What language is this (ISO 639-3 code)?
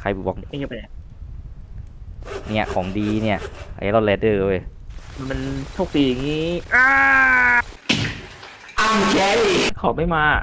tha